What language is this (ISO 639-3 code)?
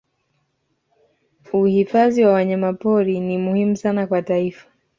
swa